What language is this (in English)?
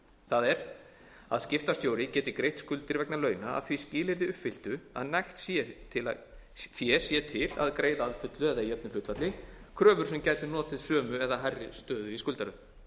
Icelandic